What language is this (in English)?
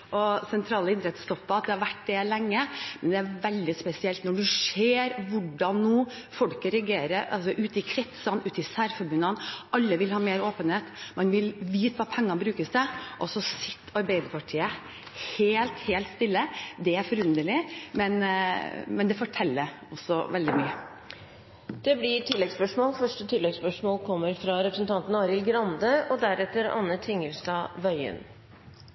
Norwegian